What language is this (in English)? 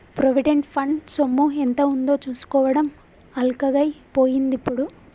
Telugu